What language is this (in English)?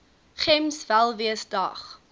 Afrikaans